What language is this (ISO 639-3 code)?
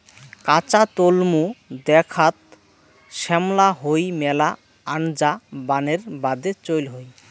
ben